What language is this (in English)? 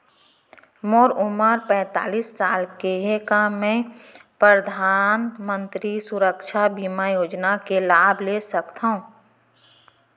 Chhattisgarhi